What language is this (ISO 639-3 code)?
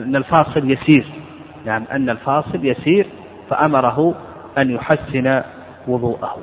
ara